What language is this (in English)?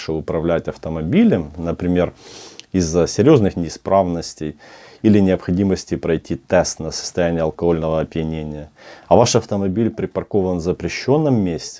Russian